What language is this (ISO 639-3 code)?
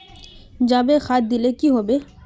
mag